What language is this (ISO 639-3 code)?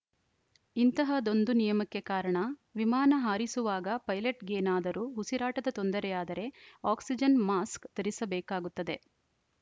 kan